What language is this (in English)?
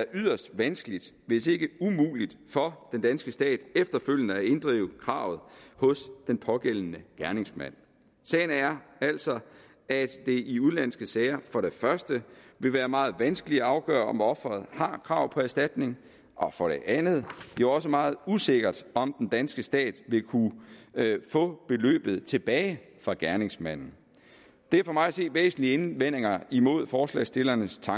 Danish